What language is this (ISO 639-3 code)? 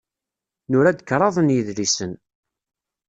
kab